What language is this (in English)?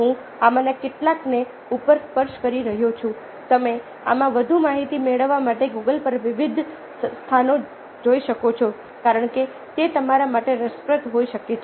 Gujarati